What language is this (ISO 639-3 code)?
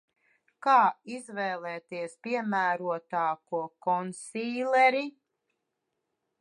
lav